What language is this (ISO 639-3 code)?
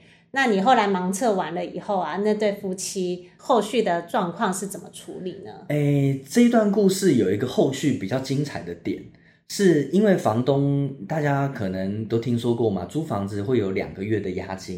zho